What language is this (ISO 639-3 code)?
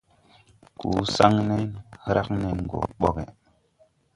tui